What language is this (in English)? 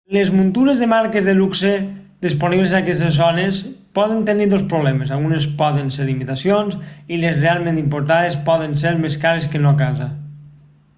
Catalan